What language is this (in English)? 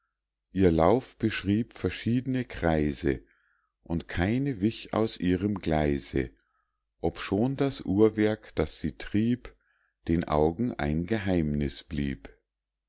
German